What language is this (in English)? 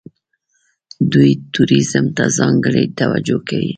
Pashto